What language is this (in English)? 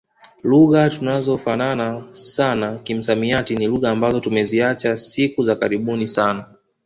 Swahili